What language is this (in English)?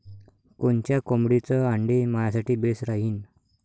Marathi